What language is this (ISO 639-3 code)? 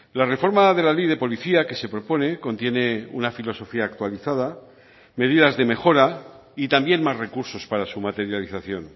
spa